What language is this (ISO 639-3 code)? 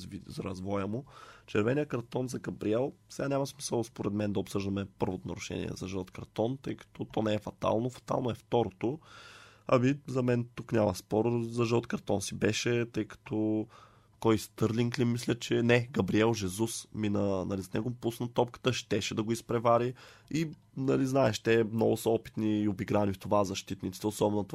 bul